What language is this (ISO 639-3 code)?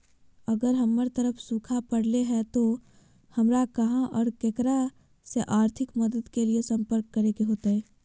mag